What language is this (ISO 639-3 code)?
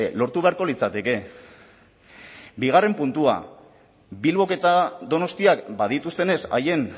eus